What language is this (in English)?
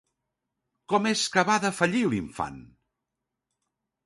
Catalan